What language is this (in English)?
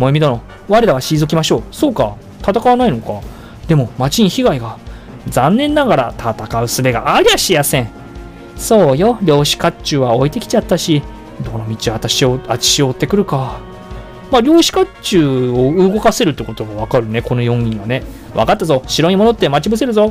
Japanese